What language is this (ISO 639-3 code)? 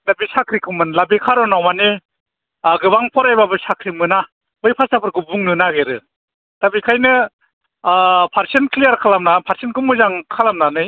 brx